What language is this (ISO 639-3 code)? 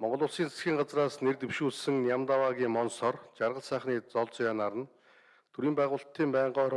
tur